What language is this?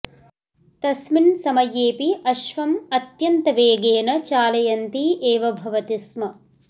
Sanskrit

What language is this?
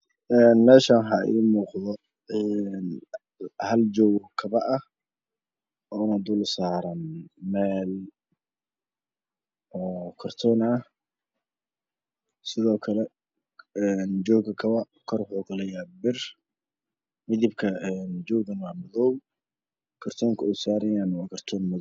Somali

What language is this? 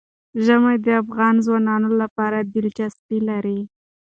Pashto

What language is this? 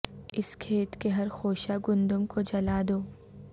Urdu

